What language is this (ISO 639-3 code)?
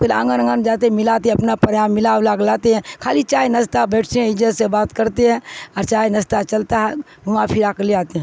urd